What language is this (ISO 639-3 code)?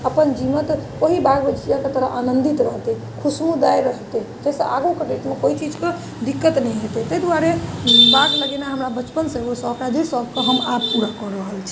mai